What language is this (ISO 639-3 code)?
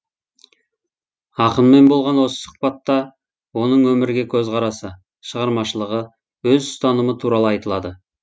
kaz